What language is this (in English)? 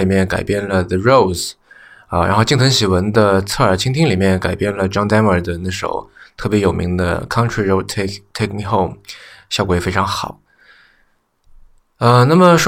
Chinese